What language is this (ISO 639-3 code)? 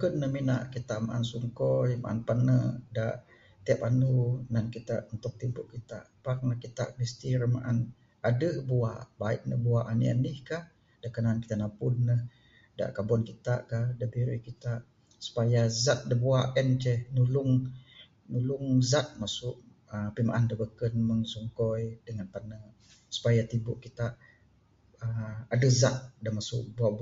sdo